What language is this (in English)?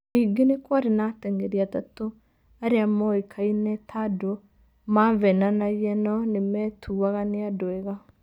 Kikuyu